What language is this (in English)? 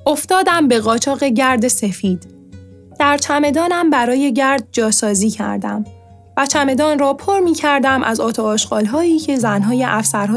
Persian